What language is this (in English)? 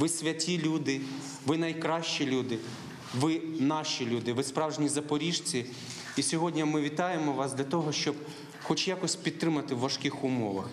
Ukrainian